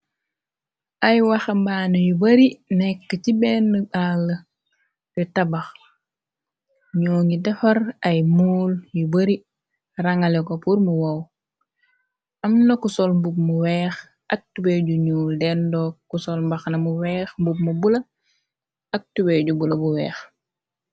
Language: Wolof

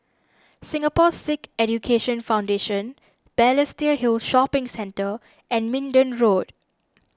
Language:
English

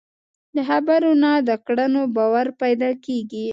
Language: Pashto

